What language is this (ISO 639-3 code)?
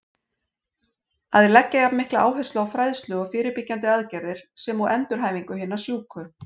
isl